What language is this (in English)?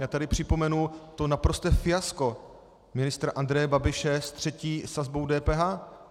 Czech